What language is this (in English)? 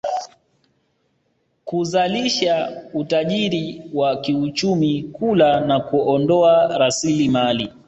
Swahili